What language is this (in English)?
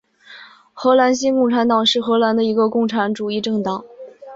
Chinese